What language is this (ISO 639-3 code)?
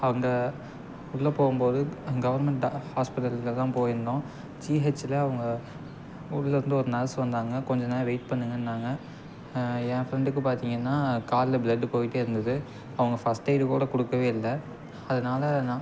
tam